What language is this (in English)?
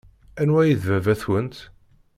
Kabyle